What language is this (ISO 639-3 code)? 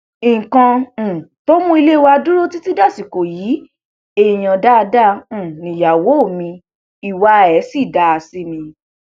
yor